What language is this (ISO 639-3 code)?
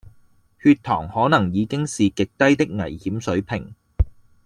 yue